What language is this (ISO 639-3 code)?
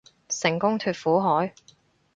yue